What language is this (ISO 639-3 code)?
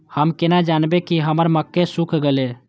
mai